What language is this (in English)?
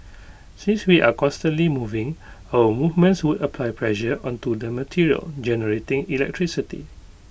English